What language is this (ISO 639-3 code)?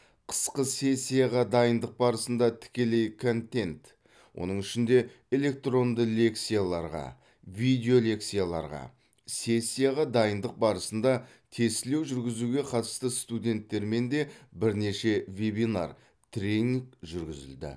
kaz